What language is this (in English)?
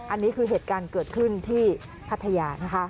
Thai